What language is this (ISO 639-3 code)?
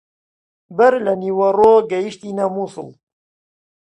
ckb